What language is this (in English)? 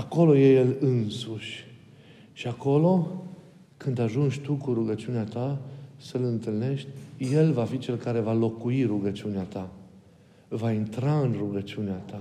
Romanian